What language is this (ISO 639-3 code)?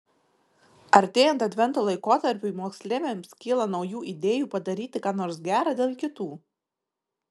lit